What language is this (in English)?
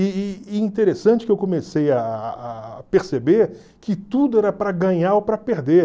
Portuguese